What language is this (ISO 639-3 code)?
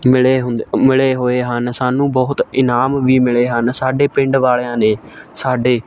pan